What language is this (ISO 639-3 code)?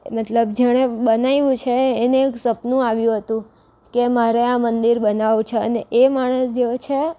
guj